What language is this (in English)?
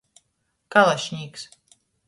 Latgalian